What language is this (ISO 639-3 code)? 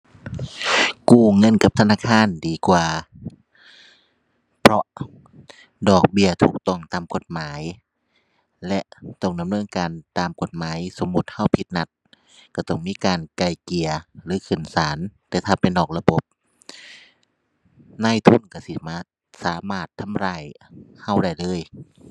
tha